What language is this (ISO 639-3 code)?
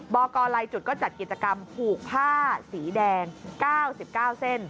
tha